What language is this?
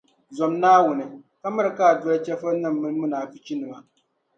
Dagbani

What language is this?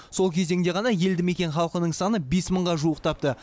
Kazakh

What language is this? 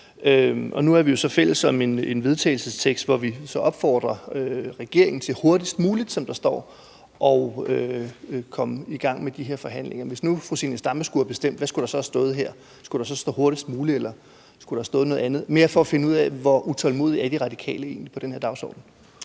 Danish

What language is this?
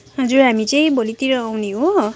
Nepali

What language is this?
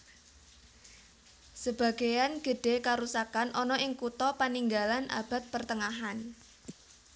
Javanese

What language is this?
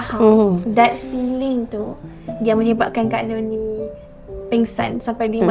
Malay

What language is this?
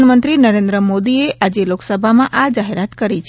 Gujarati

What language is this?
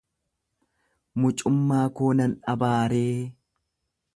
Oromo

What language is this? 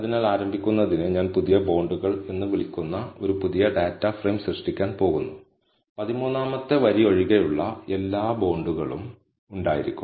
Malayalam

